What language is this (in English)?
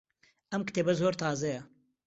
Central Kurdish